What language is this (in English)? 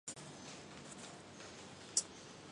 Chinese